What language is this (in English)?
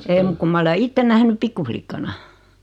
Finnish